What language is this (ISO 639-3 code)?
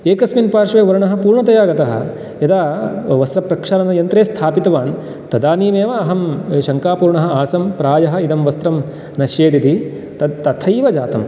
san